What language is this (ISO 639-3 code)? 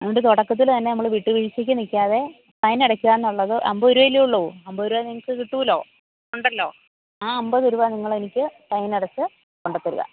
mal